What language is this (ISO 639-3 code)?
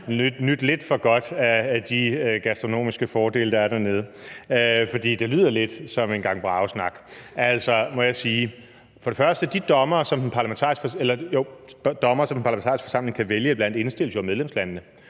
dan